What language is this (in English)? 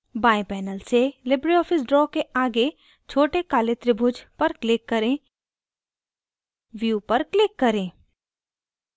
Hindi